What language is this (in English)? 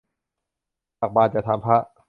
Thai